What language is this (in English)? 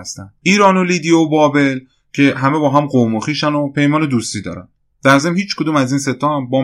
Persian